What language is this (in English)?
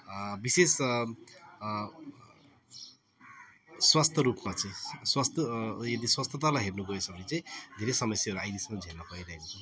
Nepali